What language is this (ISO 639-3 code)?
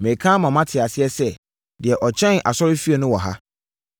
aka